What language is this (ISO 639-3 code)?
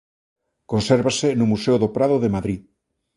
glg